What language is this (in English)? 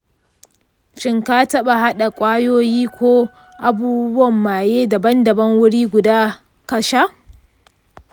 Hausa